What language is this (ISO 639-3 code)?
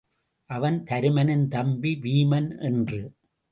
tam